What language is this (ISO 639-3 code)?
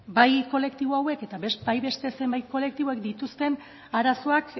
eus